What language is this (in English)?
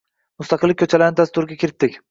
Uzbek